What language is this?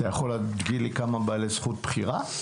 Hebrew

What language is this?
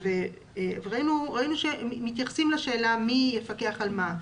Hebrew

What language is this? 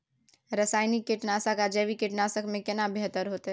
Maithili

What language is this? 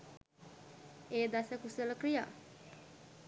Sinhala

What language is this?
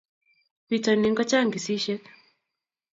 Kalenjin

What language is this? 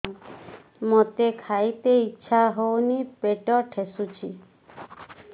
Odia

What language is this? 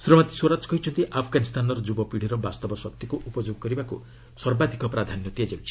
Odia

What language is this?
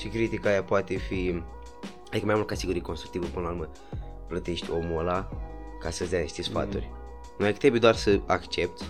Romanian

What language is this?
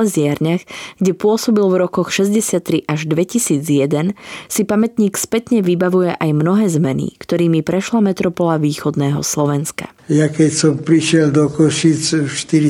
Slovak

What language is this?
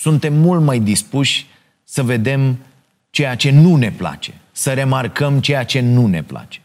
Romanian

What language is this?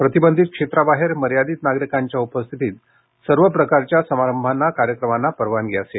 Marathi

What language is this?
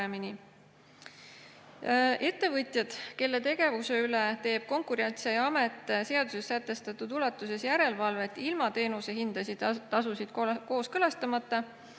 Estonian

